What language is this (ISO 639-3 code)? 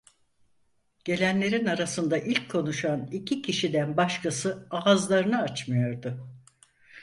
tur